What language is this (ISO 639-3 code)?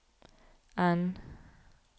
nor